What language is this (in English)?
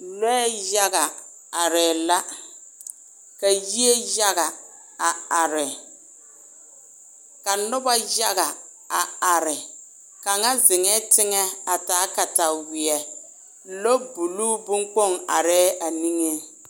Southern Dagaare